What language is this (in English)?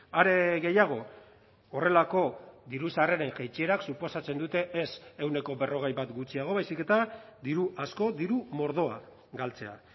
Basque